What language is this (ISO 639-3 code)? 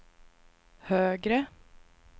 swe